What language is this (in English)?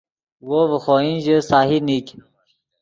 Yidgha